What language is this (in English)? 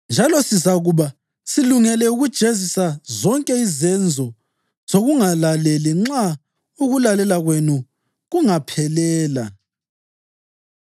North Ndebele